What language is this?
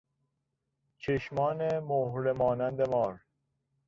Persian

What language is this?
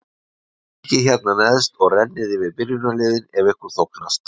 Icelandic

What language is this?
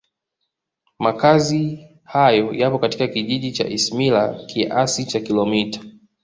Swahili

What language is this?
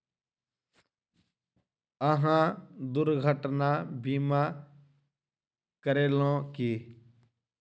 Maithili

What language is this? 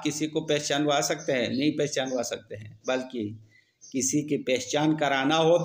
Hindi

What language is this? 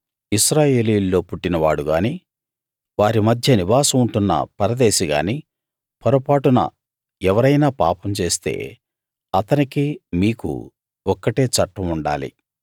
Telugu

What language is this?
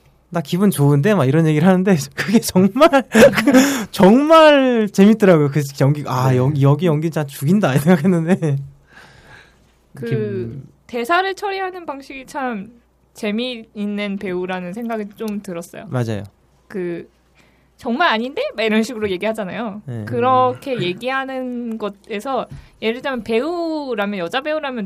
Korean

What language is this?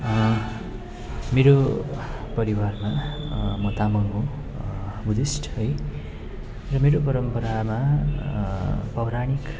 Nepali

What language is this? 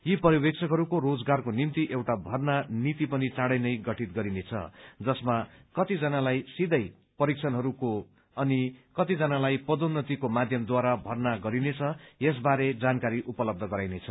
Nepali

